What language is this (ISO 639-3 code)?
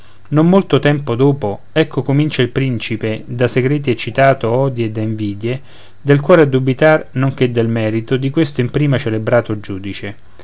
ita